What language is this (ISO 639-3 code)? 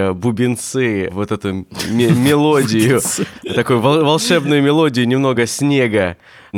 rus